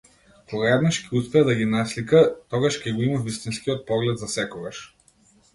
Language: Macedonian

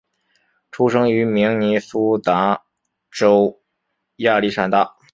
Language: Chinese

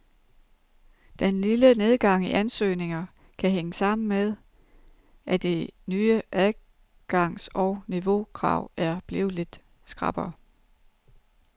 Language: Danish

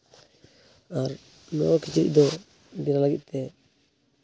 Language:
Santali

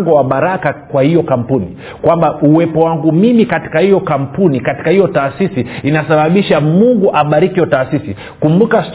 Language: Swahili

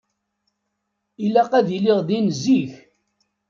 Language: Kabyle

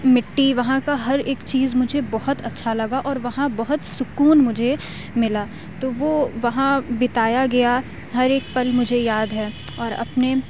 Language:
Urdu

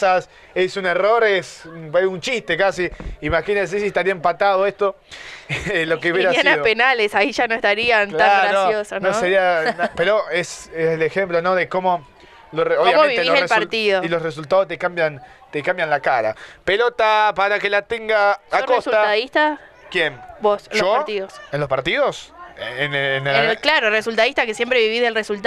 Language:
Spanish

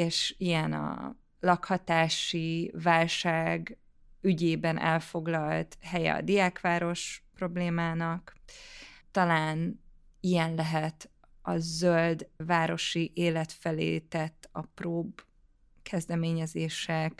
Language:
Hungarian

